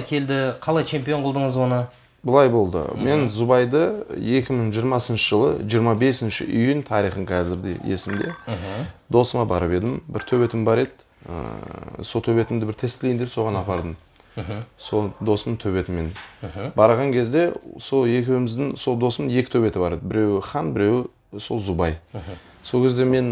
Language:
Turkish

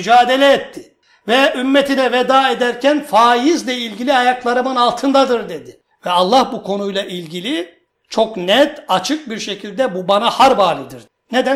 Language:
Turkish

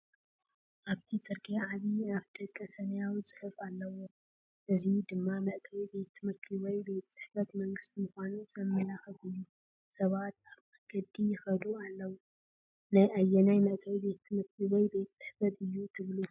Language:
Tigrinya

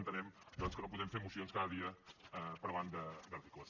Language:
Catalan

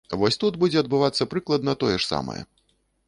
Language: Belarusian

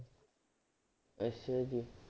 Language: Punjabi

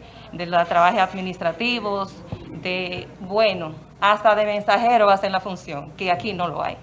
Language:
Spanish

